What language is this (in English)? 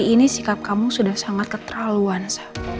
Indonesian